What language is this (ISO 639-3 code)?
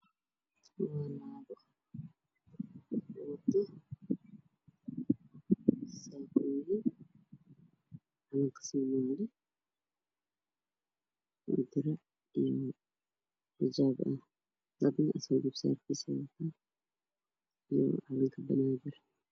som